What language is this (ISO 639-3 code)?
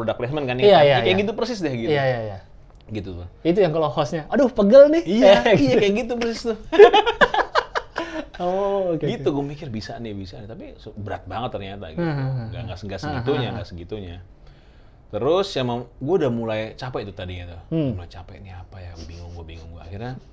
ind